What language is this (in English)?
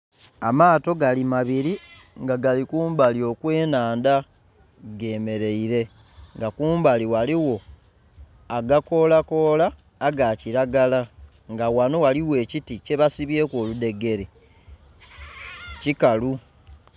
Soga